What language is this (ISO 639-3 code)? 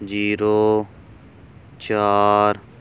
pan